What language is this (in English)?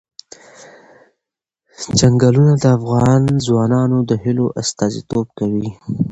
Pashto